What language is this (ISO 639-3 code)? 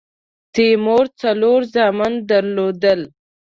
pus